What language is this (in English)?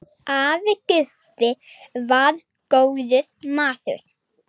Icelandic